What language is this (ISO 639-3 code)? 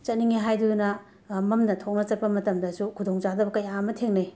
mni